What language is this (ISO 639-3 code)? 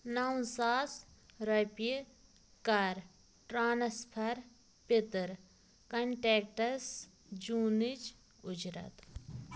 kas